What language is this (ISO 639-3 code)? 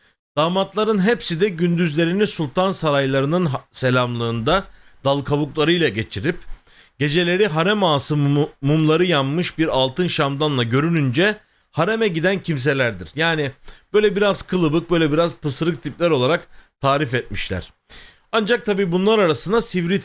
tur